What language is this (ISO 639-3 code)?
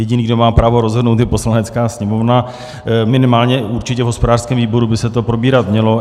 ces